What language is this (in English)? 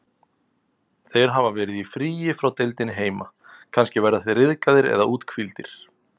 Icelandic